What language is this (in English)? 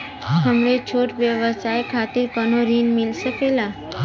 Bhojpuri